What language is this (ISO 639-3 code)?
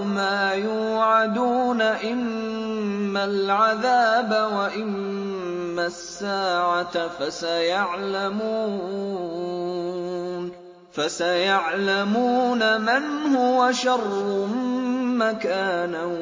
ara